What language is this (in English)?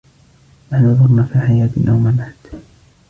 Arabic